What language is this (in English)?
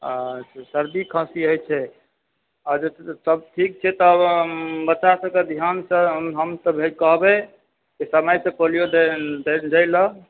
Maithili